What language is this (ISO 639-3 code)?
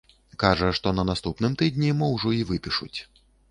bel